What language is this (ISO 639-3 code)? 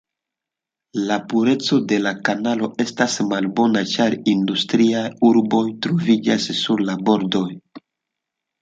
epo